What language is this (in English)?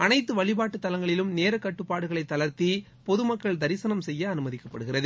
Tamil